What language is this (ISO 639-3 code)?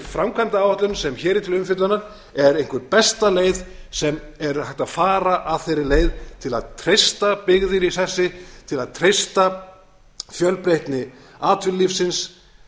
isl